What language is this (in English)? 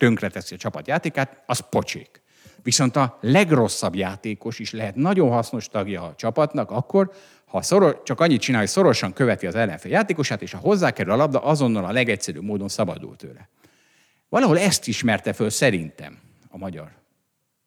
Hungarian